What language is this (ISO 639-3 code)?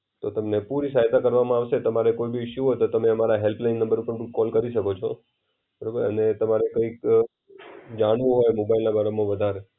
guj